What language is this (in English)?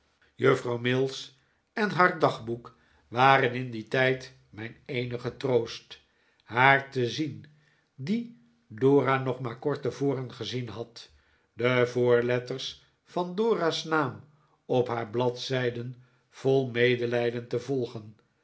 Dutch